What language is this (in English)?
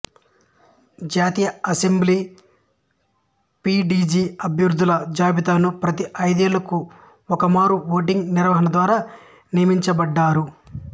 Telugu